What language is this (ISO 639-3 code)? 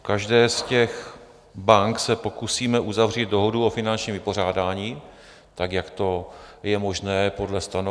ces